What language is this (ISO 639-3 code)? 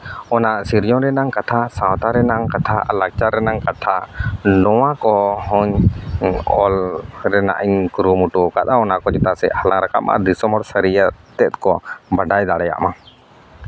sat